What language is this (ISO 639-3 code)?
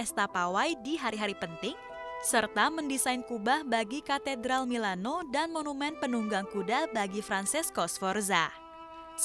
ind